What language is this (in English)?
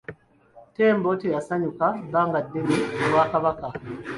Ganda